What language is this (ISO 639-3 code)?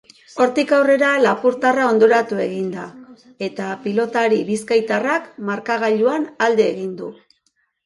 eus